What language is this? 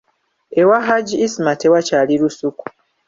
Ganda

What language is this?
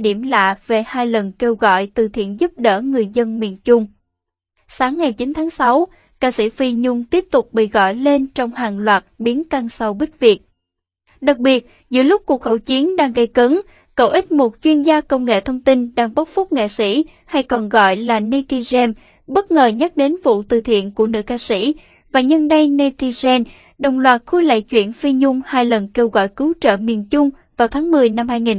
Vietnamese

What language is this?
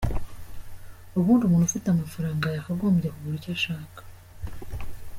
Kinyarwanda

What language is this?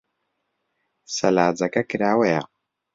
Central Kurdish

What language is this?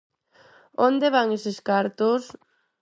Galician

